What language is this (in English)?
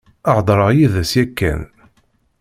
Kabyle